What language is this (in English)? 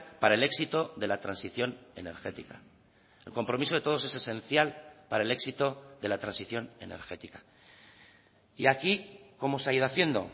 Spanish